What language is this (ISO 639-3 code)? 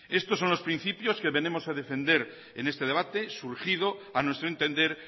spa